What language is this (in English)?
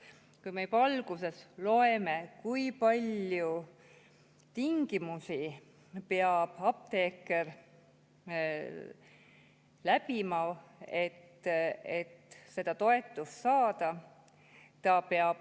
Estonian